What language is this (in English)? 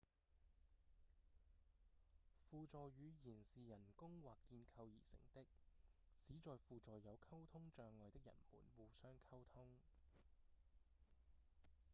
Cantonese